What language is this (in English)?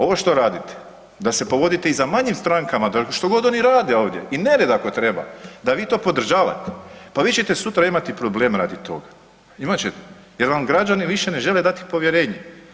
Croatian